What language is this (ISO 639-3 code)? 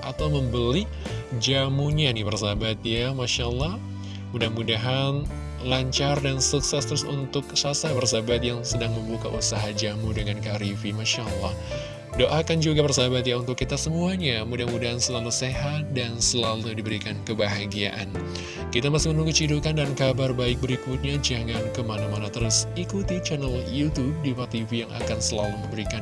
ind